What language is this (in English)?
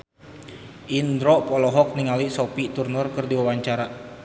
Sundanese